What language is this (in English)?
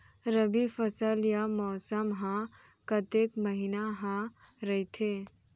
Chhattisgarhi